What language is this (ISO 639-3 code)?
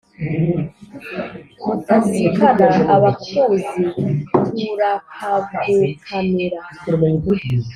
kin